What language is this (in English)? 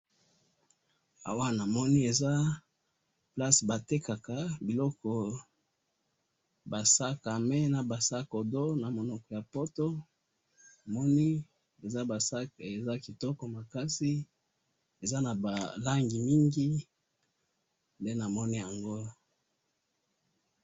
Lingala